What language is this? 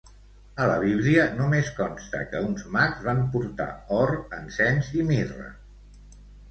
Catalan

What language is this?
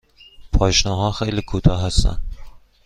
Persian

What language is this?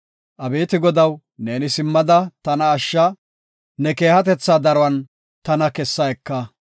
Gofa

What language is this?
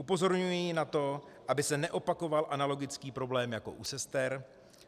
Czech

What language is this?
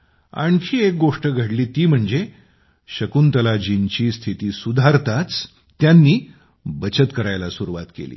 Marathi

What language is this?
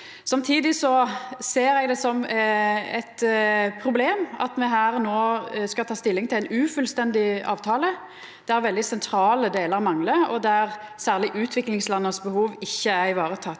Norwegian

